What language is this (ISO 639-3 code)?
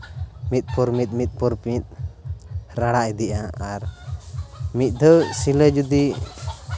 sat